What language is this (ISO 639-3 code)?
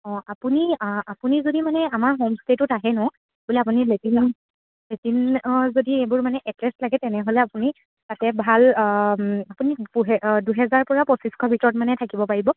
asm